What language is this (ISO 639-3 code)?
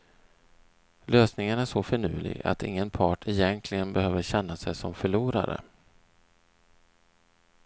swe